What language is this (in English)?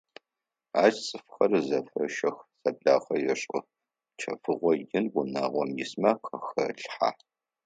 Adyghe